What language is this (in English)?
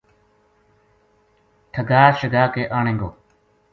Gujari